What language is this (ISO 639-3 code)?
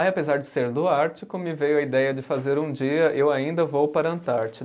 por